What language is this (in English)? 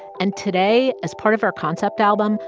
English